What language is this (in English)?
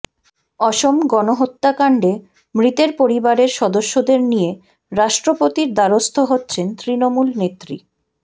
Bangla